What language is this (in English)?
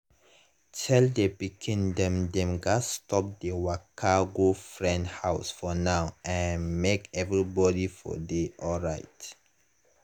Nigerian Pidgin